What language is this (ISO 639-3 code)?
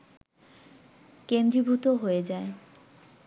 ben